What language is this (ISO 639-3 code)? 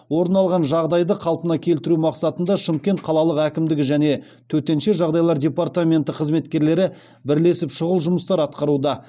kaz